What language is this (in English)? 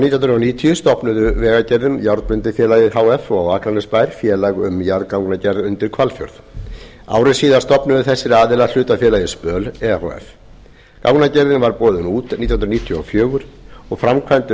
Icelandic